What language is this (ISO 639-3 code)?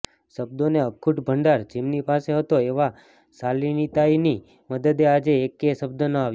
guj